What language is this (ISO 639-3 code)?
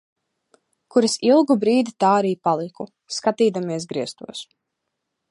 lav